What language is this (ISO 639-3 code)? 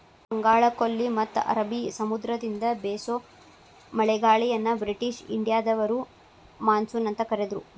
kan